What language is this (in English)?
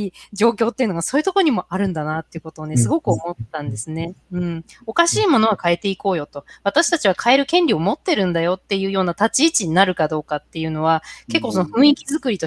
Japanese